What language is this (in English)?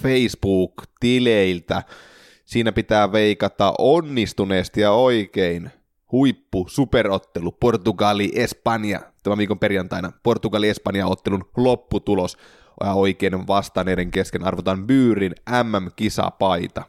Finnish